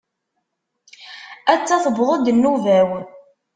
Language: Kabyle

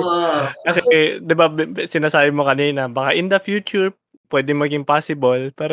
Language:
Filipino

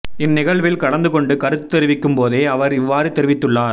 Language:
Tamil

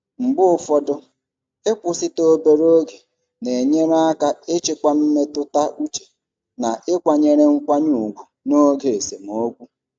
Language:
Igbo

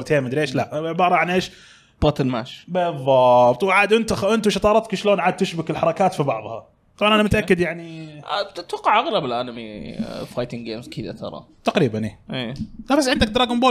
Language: Arabic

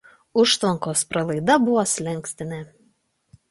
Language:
Lithuanian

